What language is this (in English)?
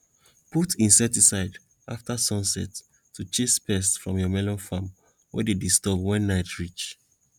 Nigerian Pidgin